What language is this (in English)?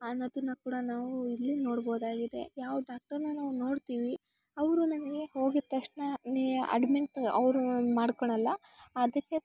Kannada